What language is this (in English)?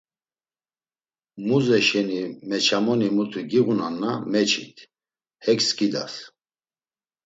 Laz